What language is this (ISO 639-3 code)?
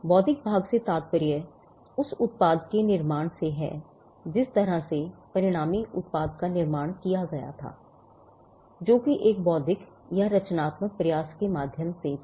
hin